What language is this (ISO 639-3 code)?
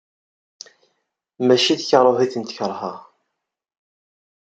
kab